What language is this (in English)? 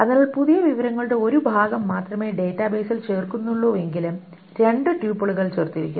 Malayalam